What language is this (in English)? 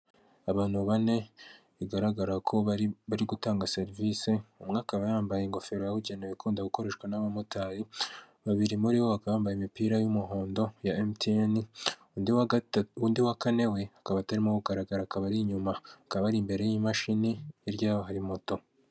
Kinyarwanda